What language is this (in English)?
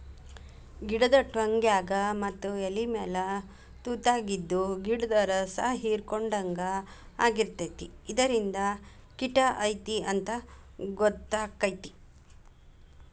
Kannada